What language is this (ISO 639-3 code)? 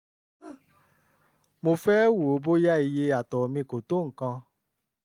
yor